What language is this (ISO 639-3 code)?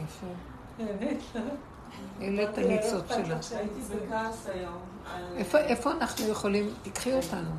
heb